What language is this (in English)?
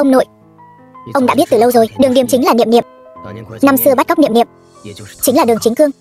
Vietnamese